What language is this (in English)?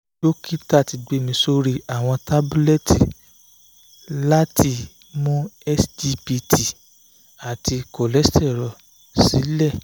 Yoruba